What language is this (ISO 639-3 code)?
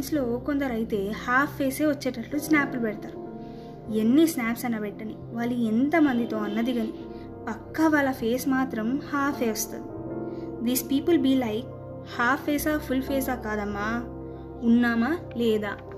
tel